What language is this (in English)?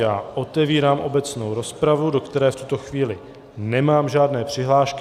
Czech